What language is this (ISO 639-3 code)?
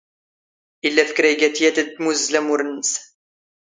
zgh